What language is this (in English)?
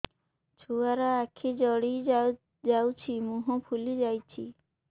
Odia